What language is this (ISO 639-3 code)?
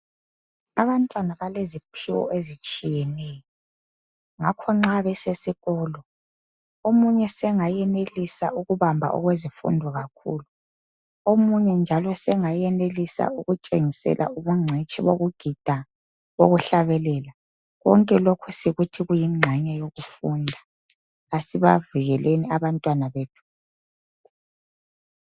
nde